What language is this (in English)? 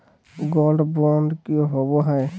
Magahi